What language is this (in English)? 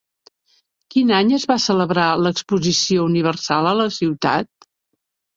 Catalan